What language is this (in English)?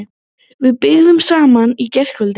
Icelandic